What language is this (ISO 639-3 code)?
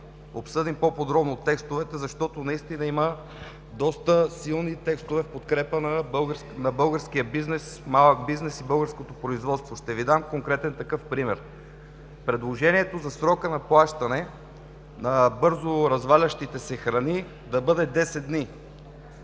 bul